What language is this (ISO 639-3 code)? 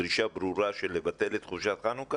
heb